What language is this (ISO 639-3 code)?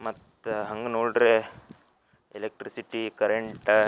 kan